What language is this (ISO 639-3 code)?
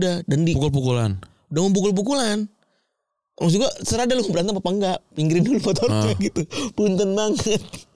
ind